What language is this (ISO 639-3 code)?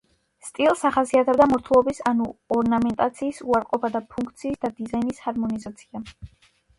kat